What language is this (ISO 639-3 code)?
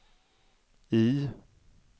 swe